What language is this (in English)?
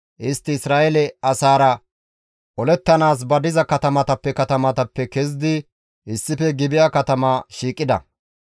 Gamo